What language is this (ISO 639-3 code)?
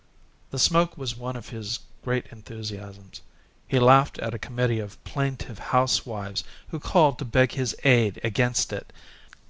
eng